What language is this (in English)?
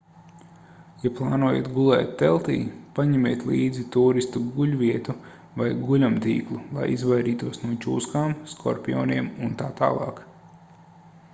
Latvian